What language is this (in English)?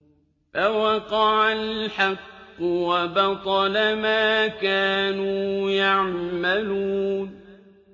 Arabic